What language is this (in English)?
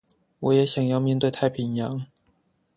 Chinese